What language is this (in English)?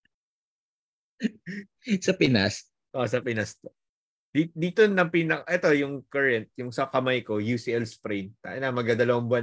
Filipino